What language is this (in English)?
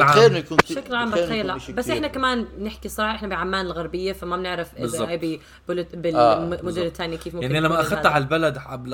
Arabic